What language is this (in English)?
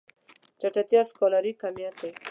Pashto